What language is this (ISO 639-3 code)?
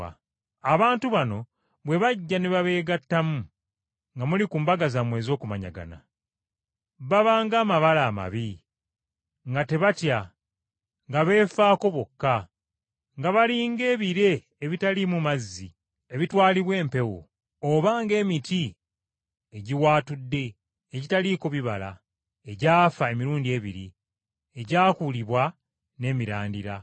lug